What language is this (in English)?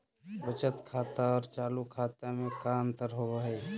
Magahi